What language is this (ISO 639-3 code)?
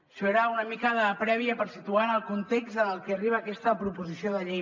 cat